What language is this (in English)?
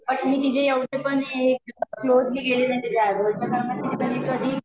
Marathi